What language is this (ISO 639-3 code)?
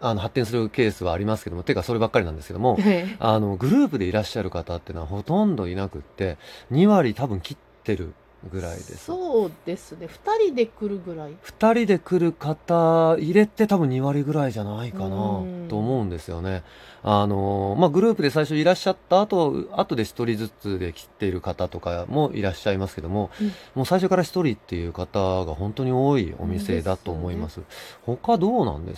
jpn